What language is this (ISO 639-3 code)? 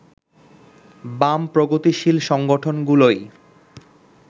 ben